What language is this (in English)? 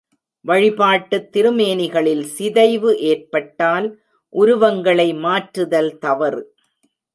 Tamil